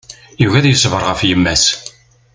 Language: Kabyle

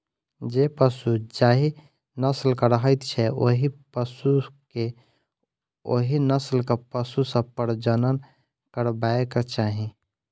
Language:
Maithili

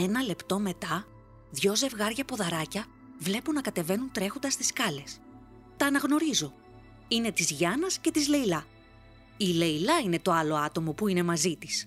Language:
Greek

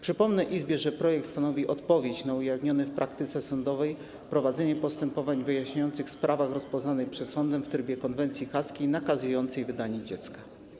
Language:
Polish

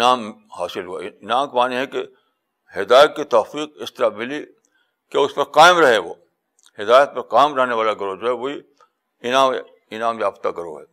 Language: Urdu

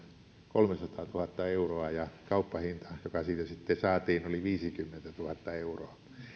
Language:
Finnish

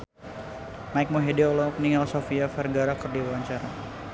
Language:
Sundanese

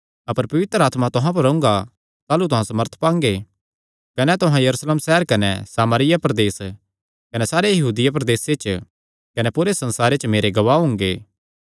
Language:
Kangri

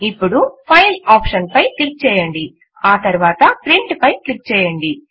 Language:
Telugu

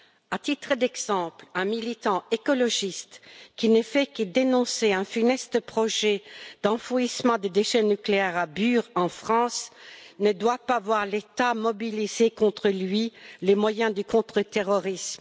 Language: French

